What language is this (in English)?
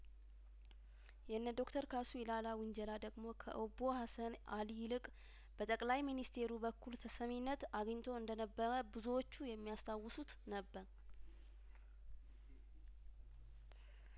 Amharic